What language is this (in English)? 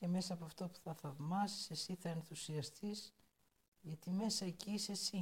Greek